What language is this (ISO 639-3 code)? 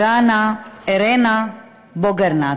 heb